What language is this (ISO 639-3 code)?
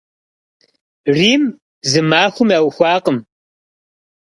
kbd